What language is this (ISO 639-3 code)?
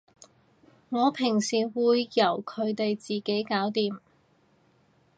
yue